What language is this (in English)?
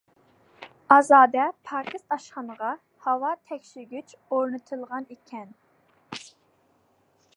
Uyghur